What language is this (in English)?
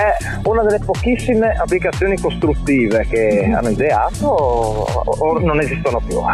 Italian